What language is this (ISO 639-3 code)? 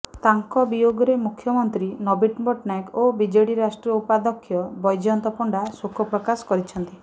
ori